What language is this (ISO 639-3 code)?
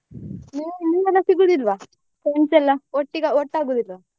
kan